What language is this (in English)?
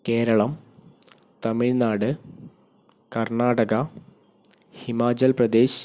Malayalam